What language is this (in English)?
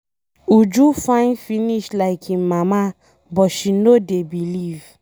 Nigerian Pidgin